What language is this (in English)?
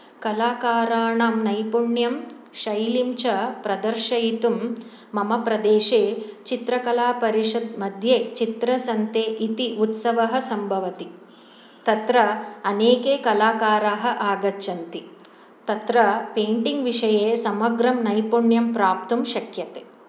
Sanskrit